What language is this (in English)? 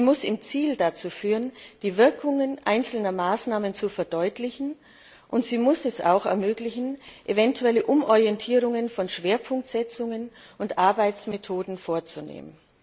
German